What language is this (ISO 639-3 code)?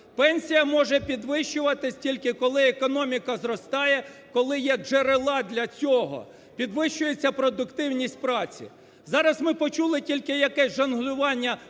ukr